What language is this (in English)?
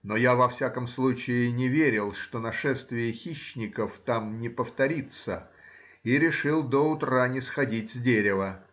Russian